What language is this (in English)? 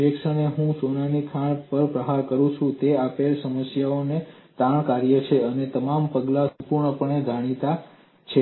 Gujarati